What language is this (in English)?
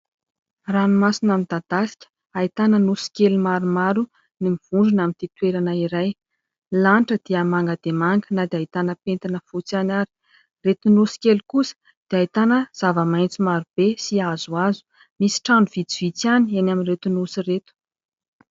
Malagasy